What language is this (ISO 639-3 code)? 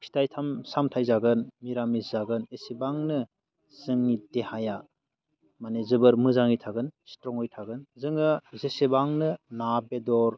brx